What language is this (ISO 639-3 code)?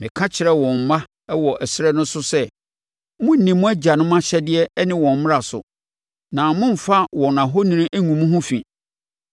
aka